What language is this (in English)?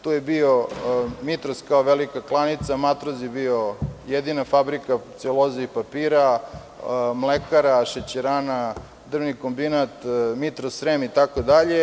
Serbian